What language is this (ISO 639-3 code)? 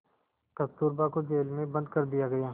hin